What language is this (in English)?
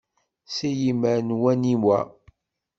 Kabyle